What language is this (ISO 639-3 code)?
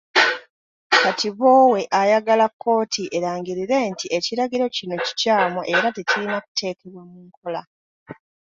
lug